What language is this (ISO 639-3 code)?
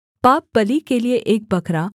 hin